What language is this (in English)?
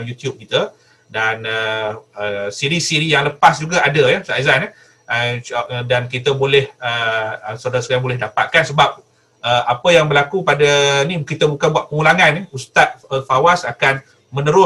Malay